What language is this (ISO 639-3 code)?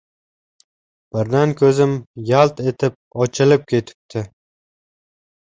uzb